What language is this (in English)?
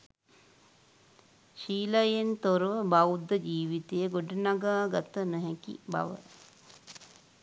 Sinhala